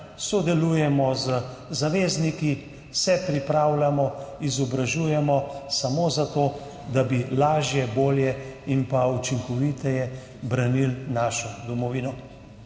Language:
Slovenian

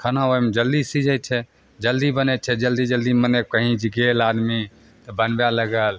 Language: Maithili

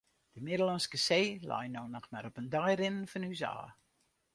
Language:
Western Frisian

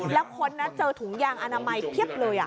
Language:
Thai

